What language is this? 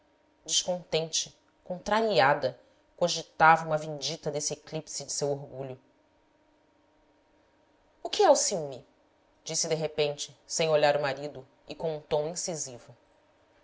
Portuguese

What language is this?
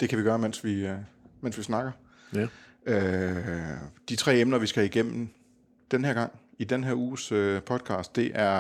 Danish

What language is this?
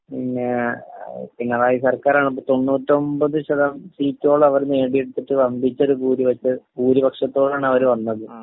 Malayalam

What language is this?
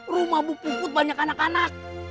Indonesian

